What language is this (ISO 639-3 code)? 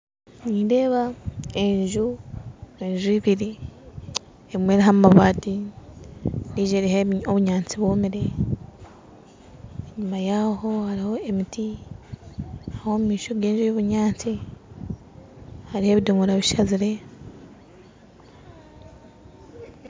nyn